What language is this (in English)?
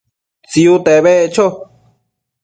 Matsés